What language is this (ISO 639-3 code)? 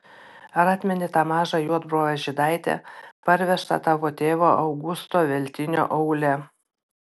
lit